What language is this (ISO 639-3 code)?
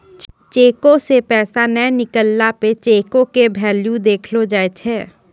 mai